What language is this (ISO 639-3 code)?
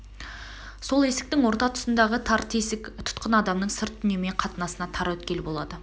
kaz